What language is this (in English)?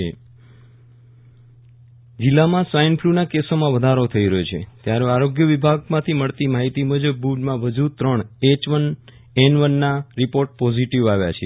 Gujarati